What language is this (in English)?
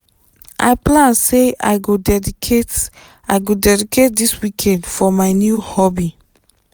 Nigerian Pidgin